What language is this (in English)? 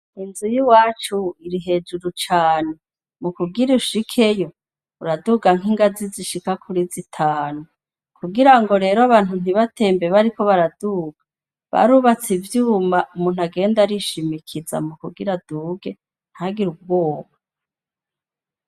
Rundi